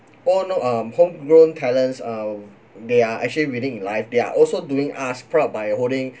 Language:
English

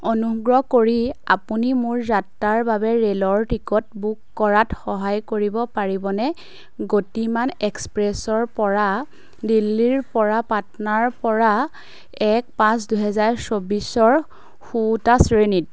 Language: Assamese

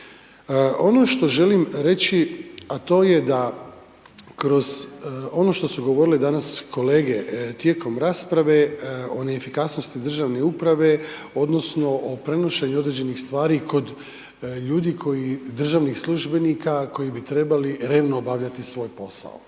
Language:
Croatian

